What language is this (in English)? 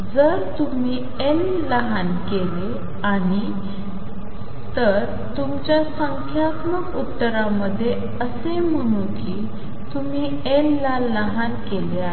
Marathi